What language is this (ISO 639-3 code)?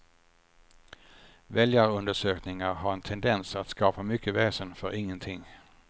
swe